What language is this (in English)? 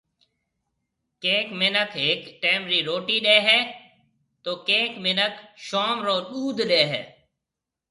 Marwari (Pakistan)